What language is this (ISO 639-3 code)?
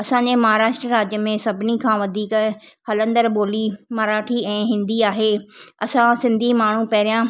snd